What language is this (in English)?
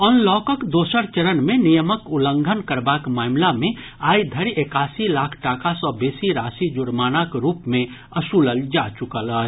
Maithili